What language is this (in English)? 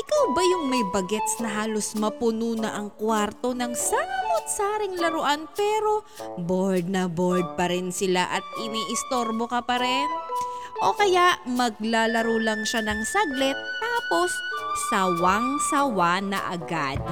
Filipino